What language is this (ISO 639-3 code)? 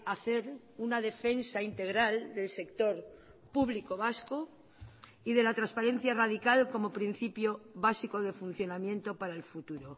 spa